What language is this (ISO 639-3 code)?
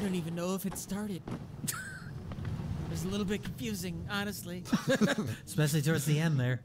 eng